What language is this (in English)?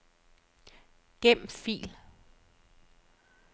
Danish